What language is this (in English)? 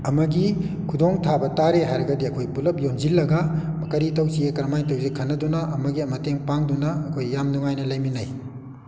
Manipuri